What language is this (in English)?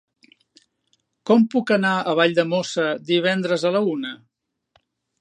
Catalan